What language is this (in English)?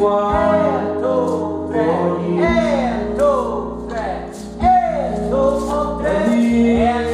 Italian